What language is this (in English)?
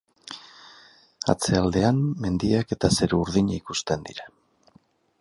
Basque